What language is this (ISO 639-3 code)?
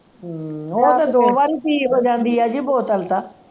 pan